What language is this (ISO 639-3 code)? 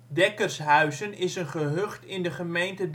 nld